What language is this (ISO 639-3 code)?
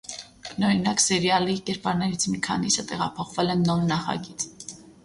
hye